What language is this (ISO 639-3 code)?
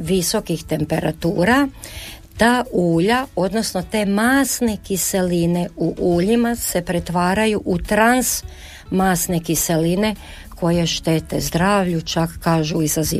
hrv